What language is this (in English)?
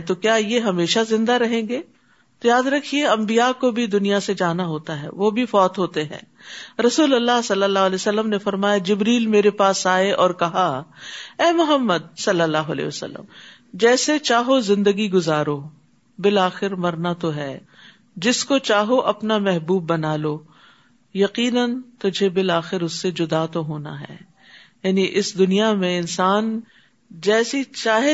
Urdu